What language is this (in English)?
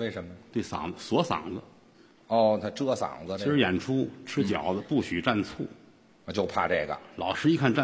Chinese